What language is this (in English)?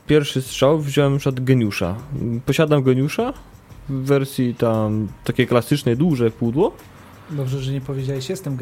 Polish